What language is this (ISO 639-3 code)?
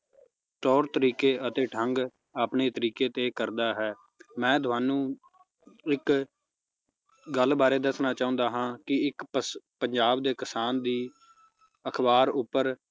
pan